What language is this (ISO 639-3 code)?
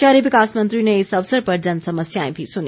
hin